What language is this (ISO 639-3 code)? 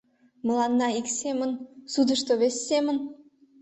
chm